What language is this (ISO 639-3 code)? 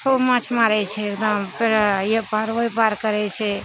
mai